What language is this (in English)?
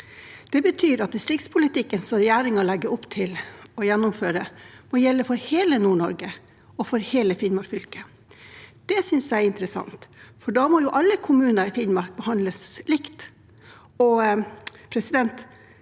Norwegian